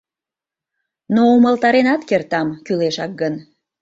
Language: Mari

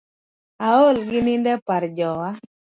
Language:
Luo (Kenya and Tanzania)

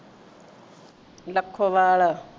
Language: Punjabi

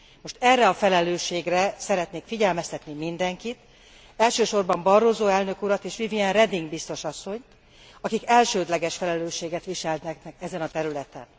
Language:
Hungarian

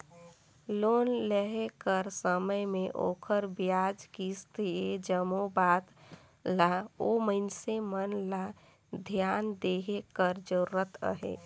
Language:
Chhattisgarhi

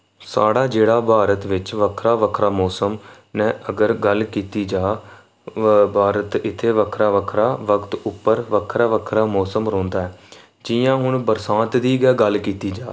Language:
Dogri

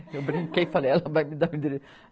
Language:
Portuguese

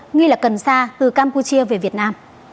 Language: Vietnamese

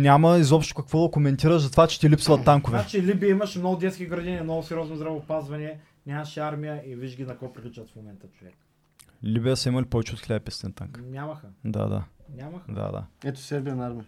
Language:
Bulgarian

